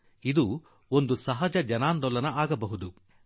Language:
Kannada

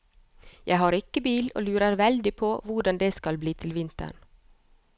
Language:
Norwegian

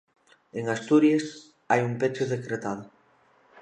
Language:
Galician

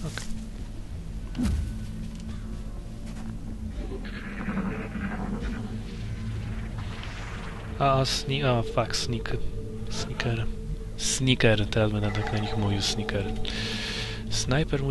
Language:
Polish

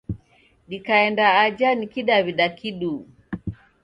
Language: Taita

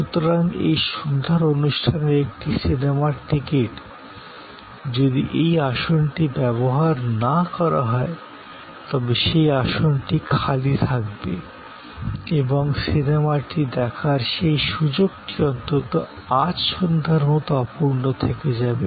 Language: Bangla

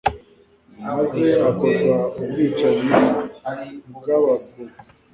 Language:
Kinyarwanda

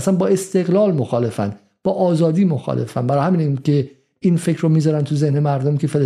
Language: Persian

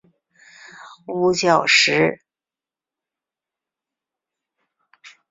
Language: Chinese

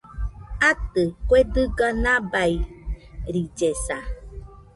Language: Nüpode Huitoto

